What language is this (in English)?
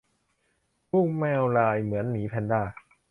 Thai